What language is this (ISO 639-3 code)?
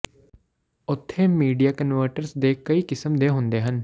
pan